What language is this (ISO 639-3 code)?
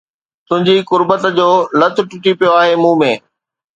snd